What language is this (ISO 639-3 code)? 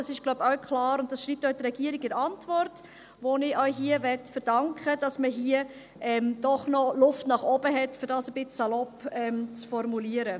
gsw